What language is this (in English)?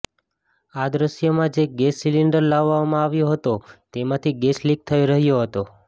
Gujarati